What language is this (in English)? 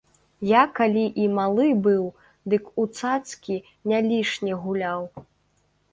Belarusian